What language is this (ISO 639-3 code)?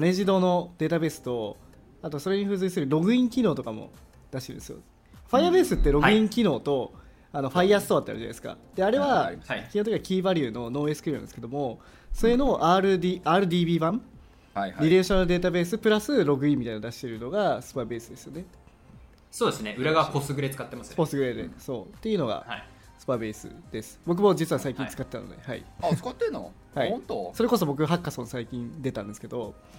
jpn